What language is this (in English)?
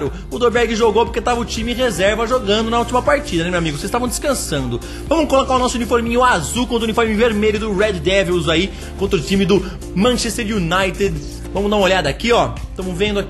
Portuguese